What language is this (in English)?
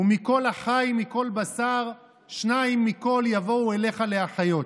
Hebrew